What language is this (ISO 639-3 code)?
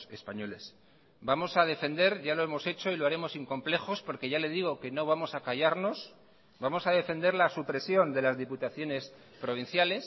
spa